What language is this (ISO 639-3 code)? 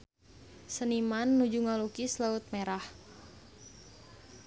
sun